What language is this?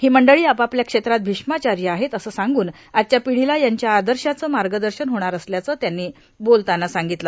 Marathi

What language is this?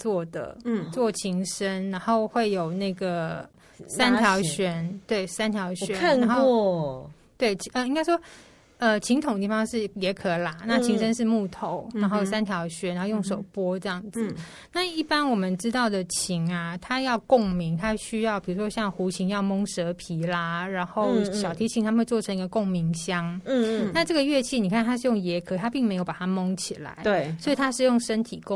Chinese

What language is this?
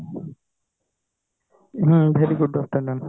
Odia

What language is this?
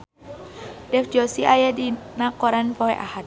Sundanese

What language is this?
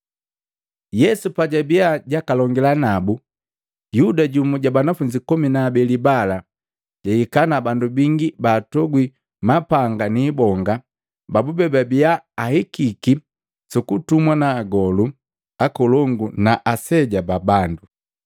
Matengo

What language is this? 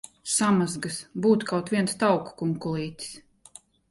Latvian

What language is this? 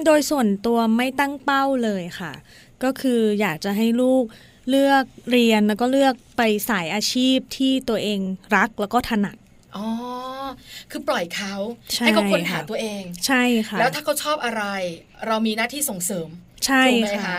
Thai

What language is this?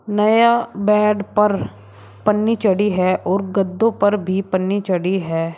Hindi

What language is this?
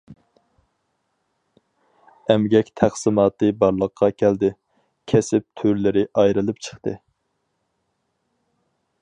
Uyghur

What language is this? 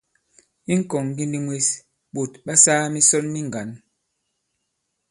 Bankon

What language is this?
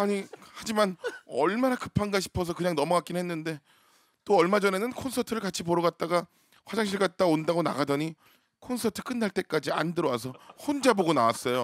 Korean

